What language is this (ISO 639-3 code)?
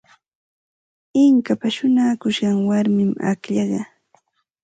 qxt